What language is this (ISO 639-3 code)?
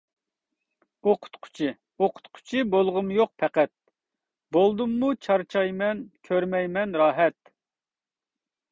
uig